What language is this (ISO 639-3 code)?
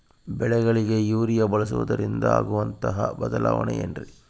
kan